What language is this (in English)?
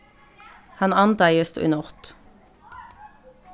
Faroese